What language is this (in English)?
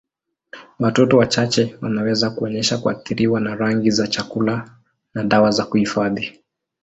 Swahili